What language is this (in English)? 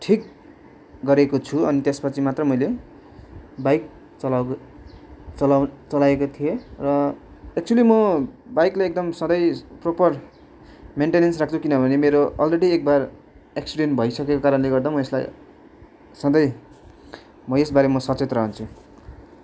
Nepali